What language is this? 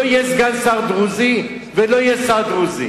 Hebrew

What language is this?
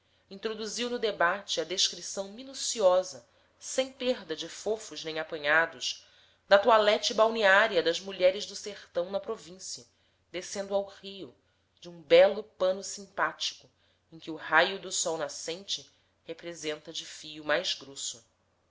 Portuguese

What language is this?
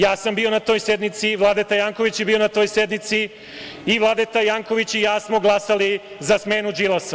Serbian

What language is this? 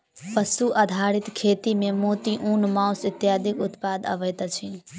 Maithili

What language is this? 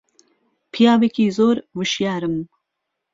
Central Kurdish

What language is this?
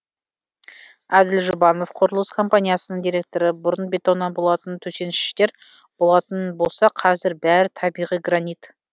Kazakh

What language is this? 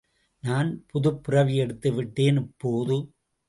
Tamil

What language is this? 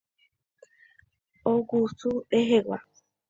Guarani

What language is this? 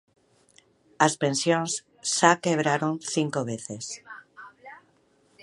Galician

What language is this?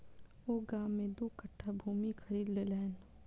Maithili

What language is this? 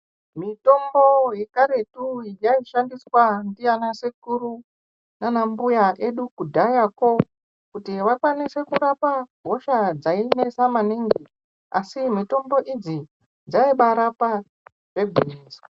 Ndau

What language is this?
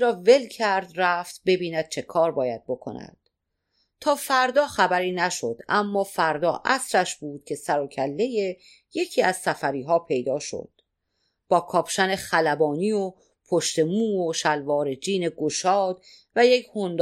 Persian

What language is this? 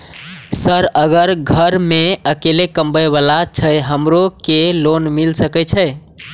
Maithili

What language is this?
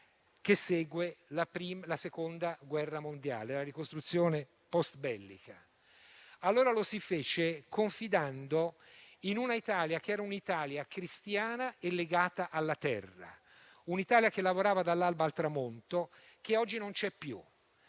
Italian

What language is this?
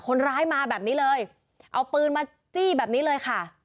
Thai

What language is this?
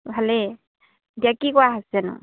Assamese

